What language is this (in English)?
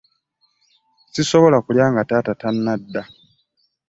Ganda